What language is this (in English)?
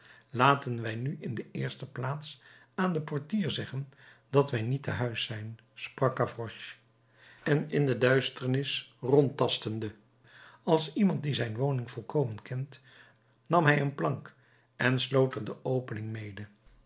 Dutch